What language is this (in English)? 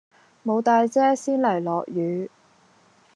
Cantonese